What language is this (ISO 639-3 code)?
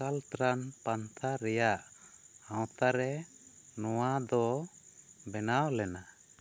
sat